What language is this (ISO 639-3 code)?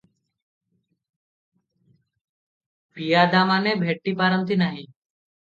ori